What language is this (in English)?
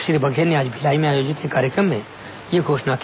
Hindi